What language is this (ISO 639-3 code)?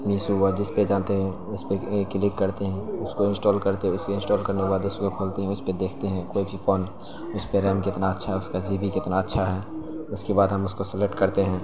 urd